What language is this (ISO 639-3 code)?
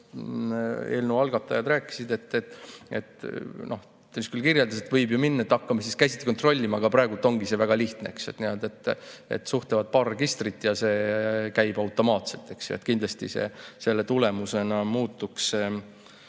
est